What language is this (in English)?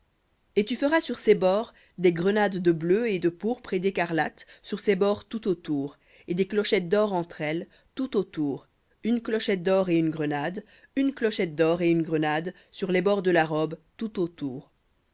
French